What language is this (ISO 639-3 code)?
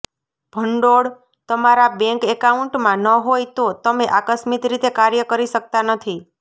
guj